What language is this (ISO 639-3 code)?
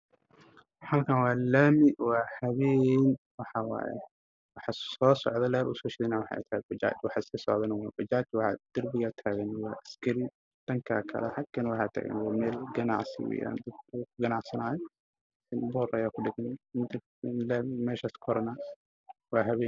som